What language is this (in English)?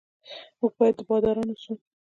Pashto